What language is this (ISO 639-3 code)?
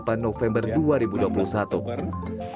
ind